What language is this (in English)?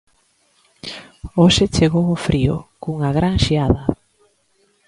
Galician